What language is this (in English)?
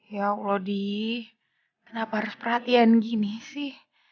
Indonesian